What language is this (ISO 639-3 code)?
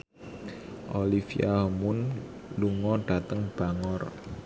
jav